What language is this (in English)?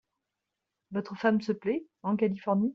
French